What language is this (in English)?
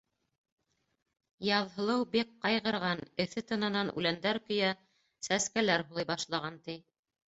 Bashkir